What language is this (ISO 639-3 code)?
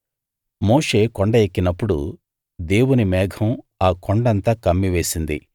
tel